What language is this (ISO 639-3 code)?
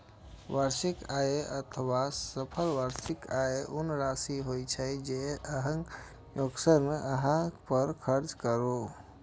mai